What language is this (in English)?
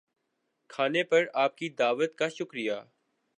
Urdu